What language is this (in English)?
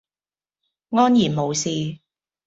Cantonese